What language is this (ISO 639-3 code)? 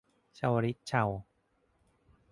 tha